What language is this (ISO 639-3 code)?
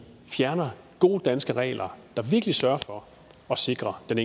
dan